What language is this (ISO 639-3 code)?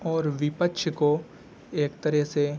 urd